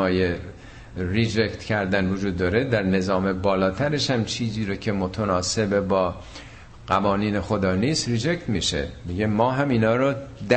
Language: Persian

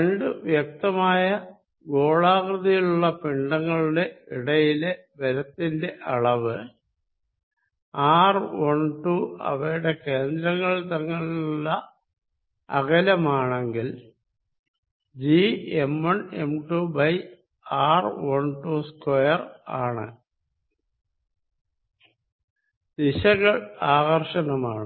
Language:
Malayalam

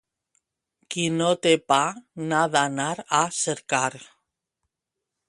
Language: Catalan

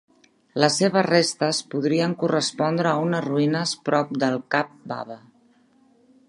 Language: Catalan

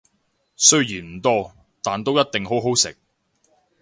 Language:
Cantonese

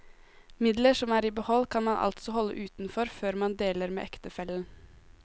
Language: Norwegian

